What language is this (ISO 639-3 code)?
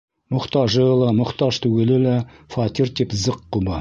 bak